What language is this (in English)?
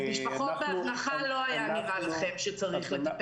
Hebrew